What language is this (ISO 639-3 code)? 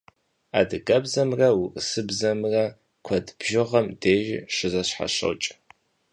kbd